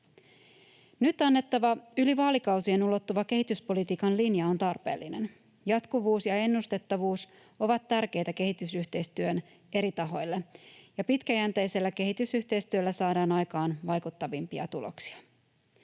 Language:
Finnish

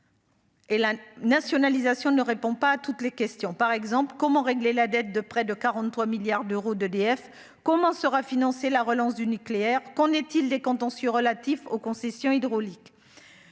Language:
French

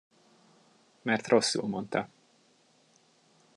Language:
Hungarian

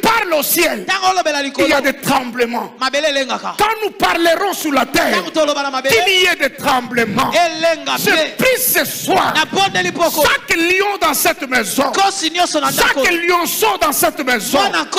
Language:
French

